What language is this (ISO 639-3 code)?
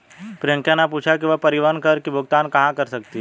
hin